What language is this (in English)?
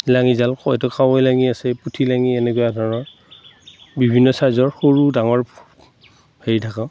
Assamese